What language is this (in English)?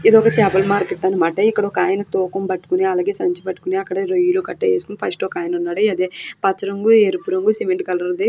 Telugu